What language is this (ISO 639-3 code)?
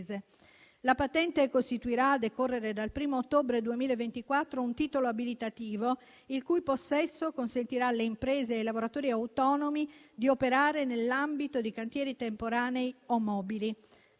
ita